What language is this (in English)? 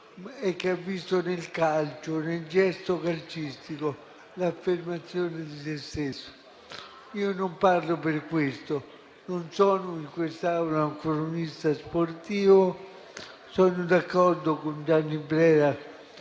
Italian